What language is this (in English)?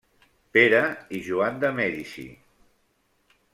Catalan